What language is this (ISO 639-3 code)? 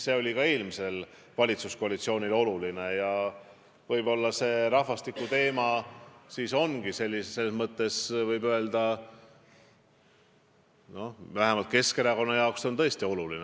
est